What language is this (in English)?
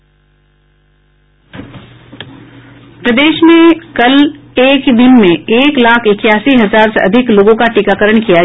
Hindi